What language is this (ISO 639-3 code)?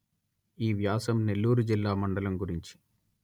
tel